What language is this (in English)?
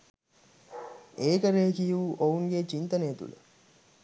Sinhala